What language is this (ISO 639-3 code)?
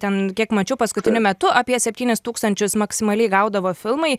lit